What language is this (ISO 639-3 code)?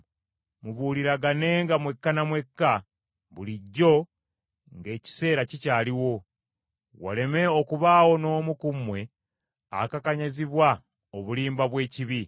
lug